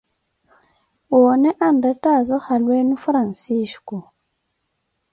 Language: Koti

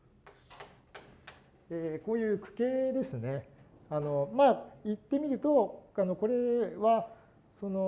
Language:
Japanese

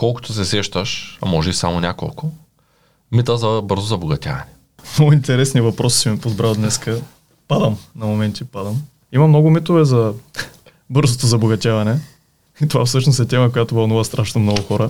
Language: Bulgarian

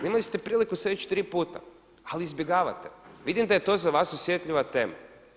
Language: Croatian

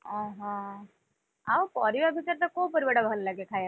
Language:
Odia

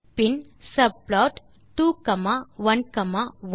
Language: Tamil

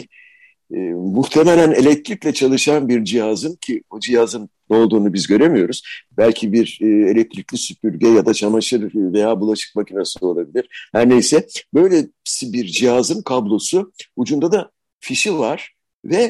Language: Turkish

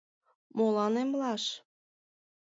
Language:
Mari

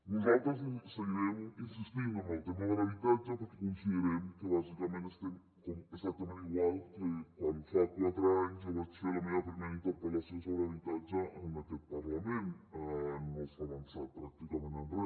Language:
Catalan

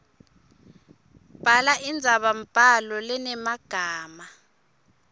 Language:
Swati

